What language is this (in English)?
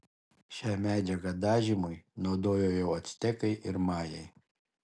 Lithuanian